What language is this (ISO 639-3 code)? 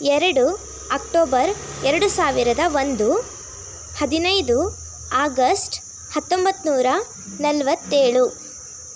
kan